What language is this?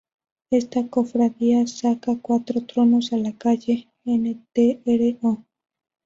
Spanish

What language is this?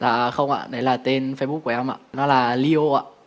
Vietnamese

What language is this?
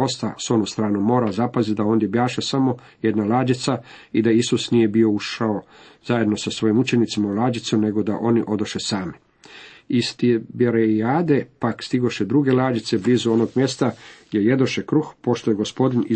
Croatian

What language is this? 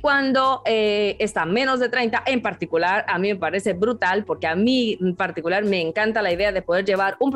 Spanish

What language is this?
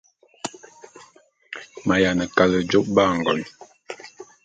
Bulu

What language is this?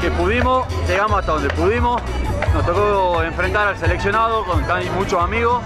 Spanish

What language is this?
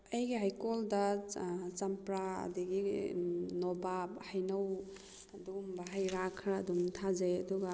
Manipuri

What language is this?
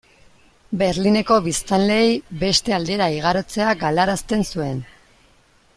Basque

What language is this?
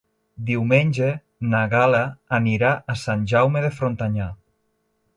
Catalan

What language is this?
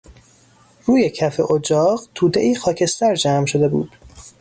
Persian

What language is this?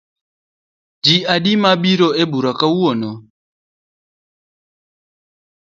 Luo (Kenya and Tanzania)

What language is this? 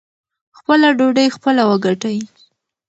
Pashto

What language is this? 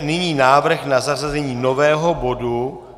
Czech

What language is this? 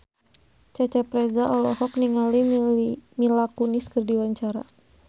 Sundanese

